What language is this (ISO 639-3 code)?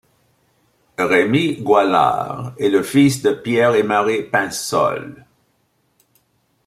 fra